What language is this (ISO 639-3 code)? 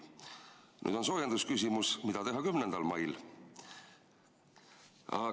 est